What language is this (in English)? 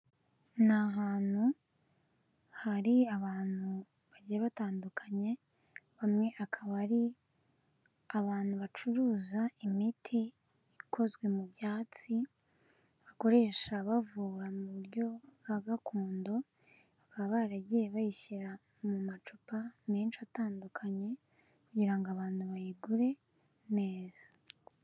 Kinyarwanda